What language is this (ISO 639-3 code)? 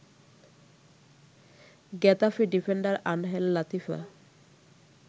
ben